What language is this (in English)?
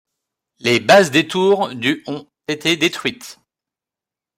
French